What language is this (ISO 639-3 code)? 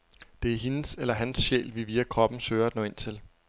dan